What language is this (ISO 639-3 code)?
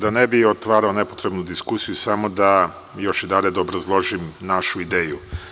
srp